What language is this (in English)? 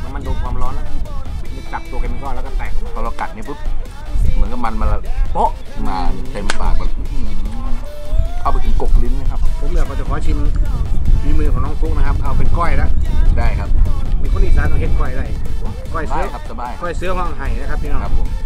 Thai